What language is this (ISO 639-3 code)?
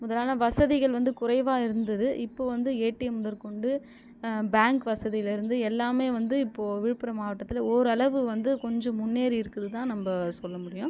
tam